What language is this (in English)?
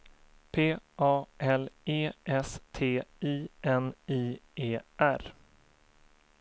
Swedish